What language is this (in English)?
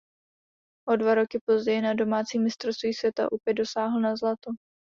Czech